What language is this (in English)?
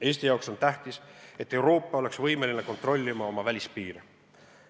Estonian